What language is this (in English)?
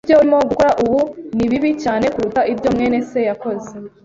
Kinyarwanda